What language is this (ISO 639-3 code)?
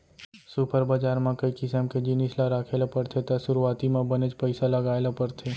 hne